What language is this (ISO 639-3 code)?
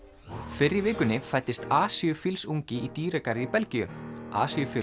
isl